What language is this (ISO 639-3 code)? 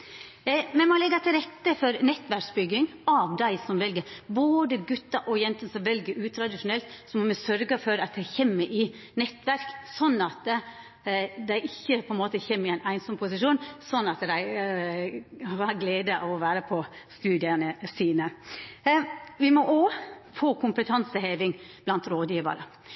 nno